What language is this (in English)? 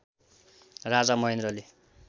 Nepali